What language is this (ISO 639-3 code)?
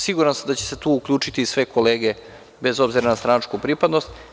srp